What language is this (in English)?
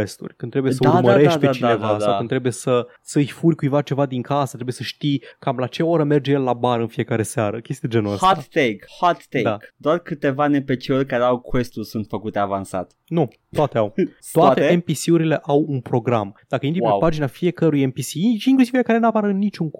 Romanian